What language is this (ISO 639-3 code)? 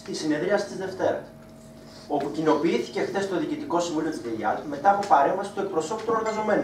ell